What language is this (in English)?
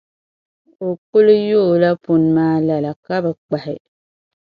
Dagbani